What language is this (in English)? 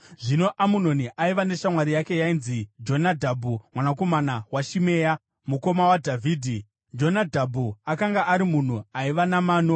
Shona